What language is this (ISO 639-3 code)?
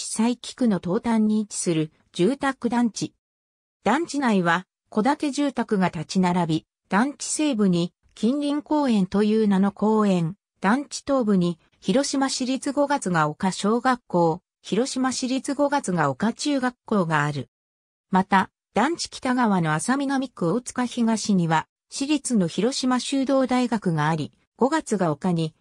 jpn